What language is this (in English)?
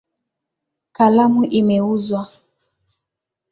Swahili